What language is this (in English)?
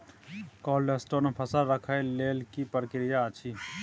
Maithili